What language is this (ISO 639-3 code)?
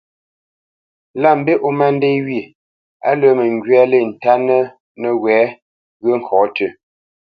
bce